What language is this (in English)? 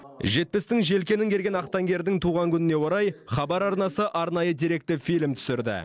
Kazakh